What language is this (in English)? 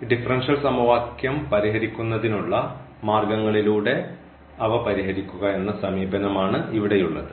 Malayalam